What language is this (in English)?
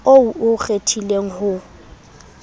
Southern Sotho